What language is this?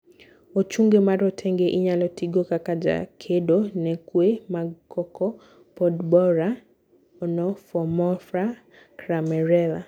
Luo (Kenya and Tanzania)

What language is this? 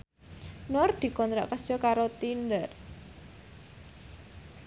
Javanese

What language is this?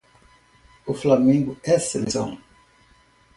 Portuguese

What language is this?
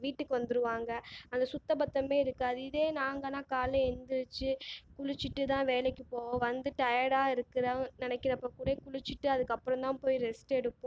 Tamil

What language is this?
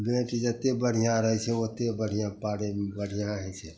Maithili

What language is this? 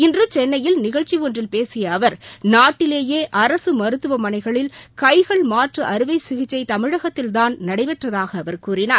Tamil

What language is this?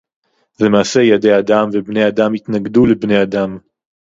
Hebrew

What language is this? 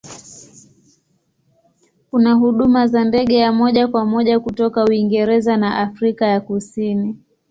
Swahili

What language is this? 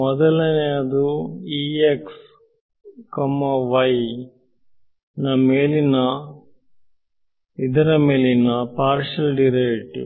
Kannada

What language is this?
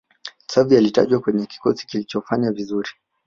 Swahili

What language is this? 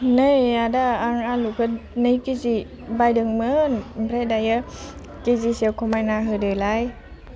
Bodo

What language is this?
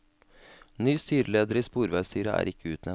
Norwegian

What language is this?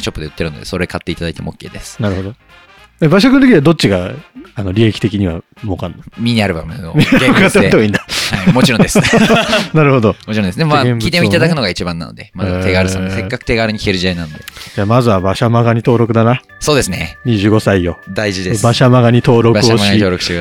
Japanese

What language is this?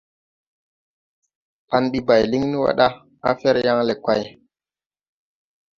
Tupuri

